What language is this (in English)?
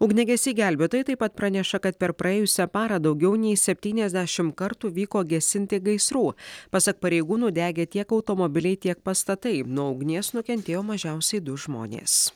Lithuanian